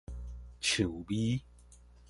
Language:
Min Nan Chinese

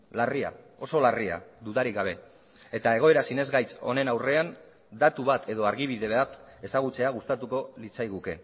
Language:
Basque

